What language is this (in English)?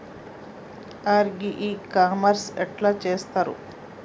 Telugu